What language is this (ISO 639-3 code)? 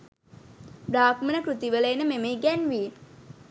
sin